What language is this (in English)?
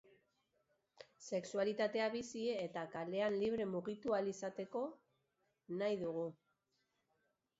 Basque